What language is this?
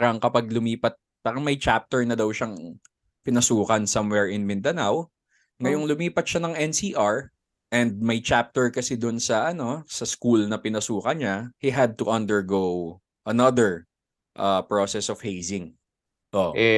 Filipino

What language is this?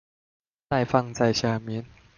Chinese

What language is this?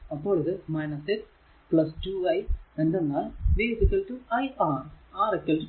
Malayalam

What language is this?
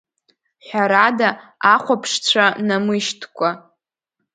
Abkhazian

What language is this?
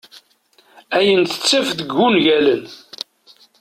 Kabyle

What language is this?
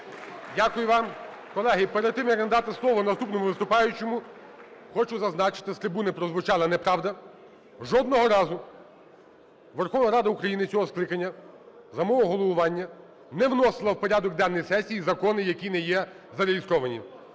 Ukrainian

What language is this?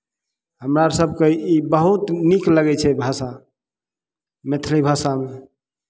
Maithili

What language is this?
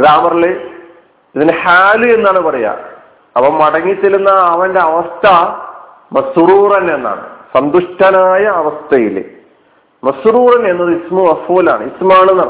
Malayalam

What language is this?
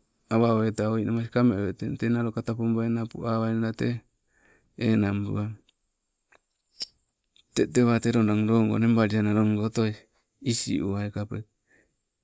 Sibe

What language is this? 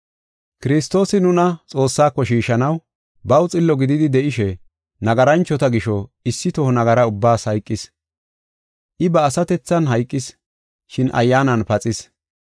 Gofa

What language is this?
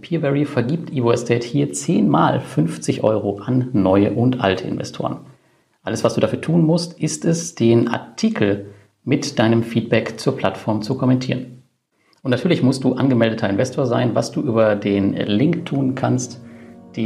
German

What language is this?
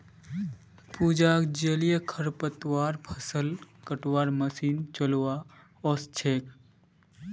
Magahi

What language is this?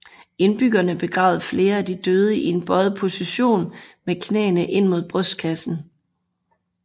Danish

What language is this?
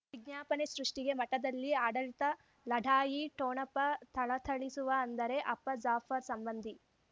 Kannada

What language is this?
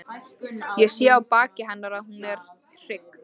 Icelandic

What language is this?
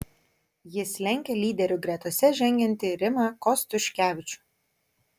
Lithuanian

